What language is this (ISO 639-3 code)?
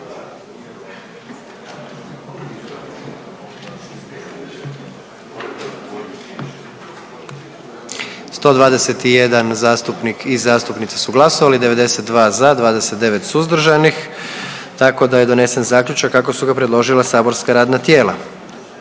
hrv